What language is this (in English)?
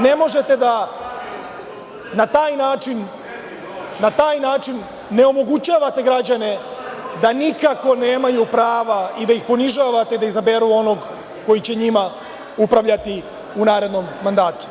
Serbian